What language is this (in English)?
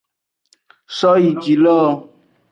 Aja (Benin)